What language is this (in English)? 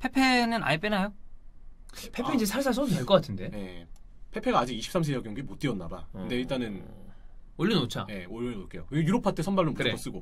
Korean